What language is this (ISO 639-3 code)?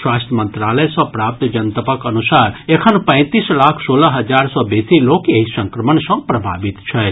mai